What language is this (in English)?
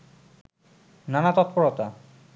Bangla